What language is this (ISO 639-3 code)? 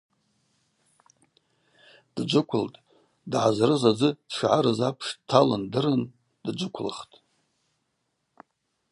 abq